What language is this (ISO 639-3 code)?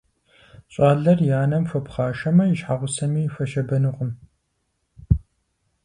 kbd